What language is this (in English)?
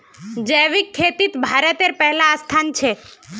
Magahi